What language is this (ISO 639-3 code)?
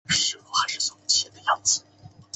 zho